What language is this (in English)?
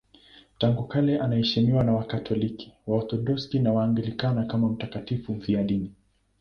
Swahili